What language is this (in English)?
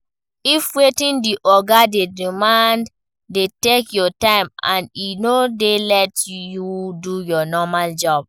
Nigerian Pidgin